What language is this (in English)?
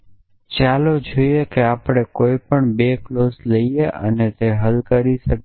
Gujarati